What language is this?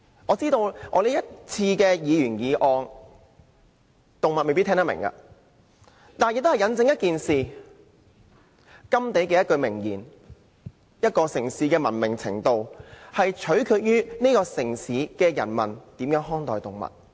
Cantonese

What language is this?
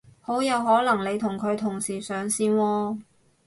Cantonese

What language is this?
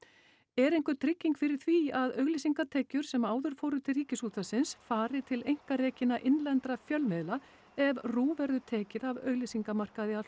Icelandic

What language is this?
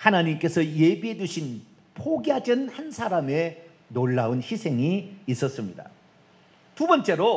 Korean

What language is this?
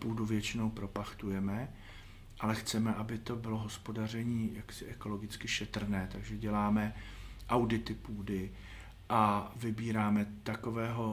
Czech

